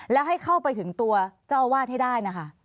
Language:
Thai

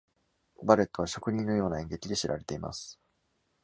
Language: Japanese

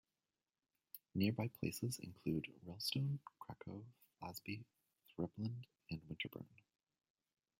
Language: English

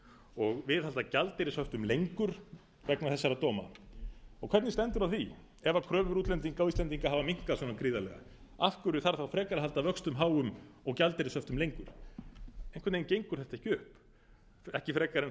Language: Icelandic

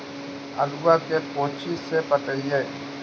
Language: Magahi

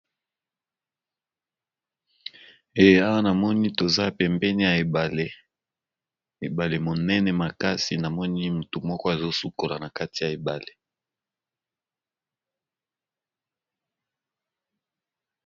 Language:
Lingala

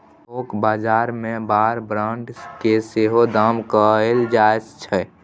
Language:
Maithili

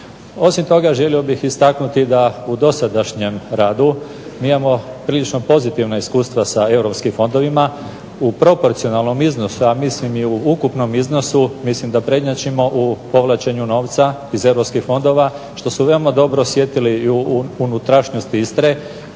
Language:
Croatian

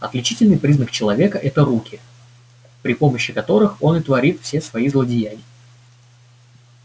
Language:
Russian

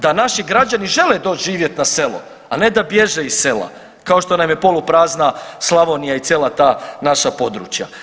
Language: Croatian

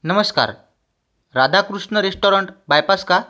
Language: Marathi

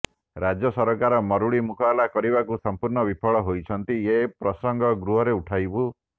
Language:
Odia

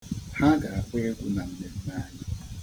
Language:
Igbo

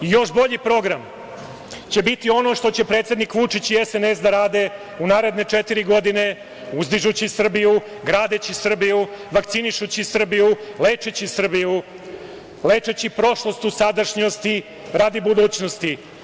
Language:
Serbian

